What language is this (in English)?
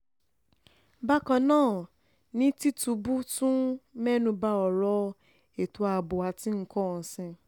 Yoruba